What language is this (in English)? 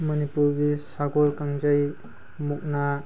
Manipuri